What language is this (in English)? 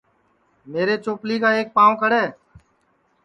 Sansi